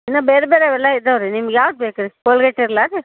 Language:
Kannada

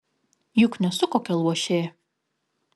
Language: Lithuanian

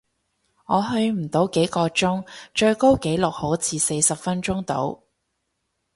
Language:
Cantonese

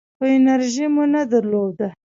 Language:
Pashto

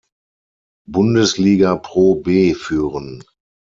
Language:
German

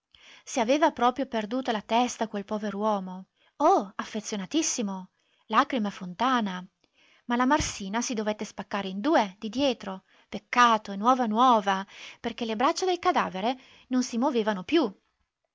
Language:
Italian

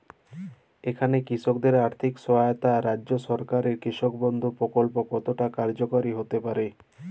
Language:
Bangla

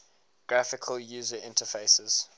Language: English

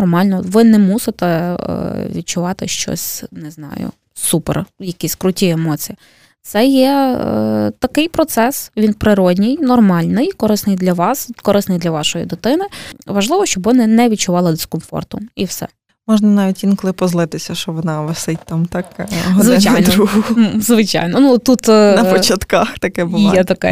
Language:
Ukrainian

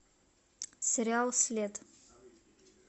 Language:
Russian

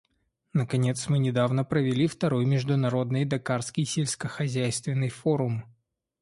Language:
Russian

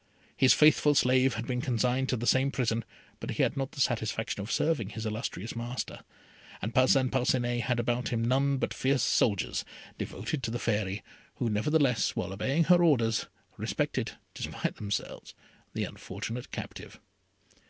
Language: English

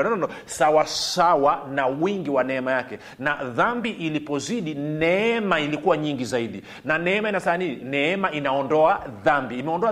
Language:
Swahili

